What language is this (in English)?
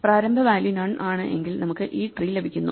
Malayalam